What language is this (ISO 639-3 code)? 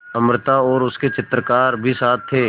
hin